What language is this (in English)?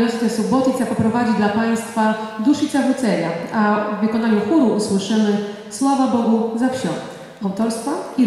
Polish